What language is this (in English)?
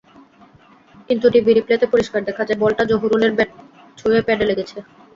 Bangla